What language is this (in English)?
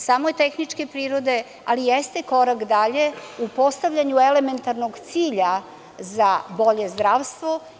Serbian